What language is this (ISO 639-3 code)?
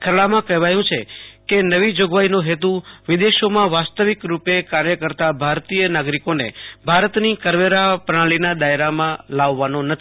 guj